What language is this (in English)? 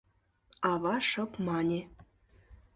Mari